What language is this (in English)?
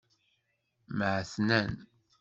Kabyle